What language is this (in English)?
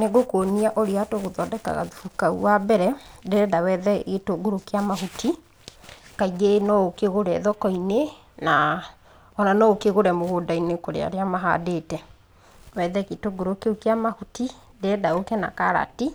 Kikuyu